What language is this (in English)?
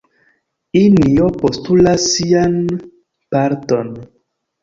Esperanto